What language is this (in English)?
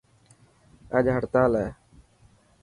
Dhatki